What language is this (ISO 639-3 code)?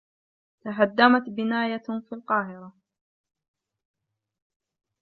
ara